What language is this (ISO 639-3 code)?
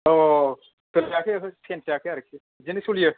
brx